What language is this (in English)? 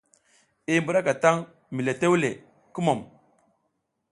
South Giziga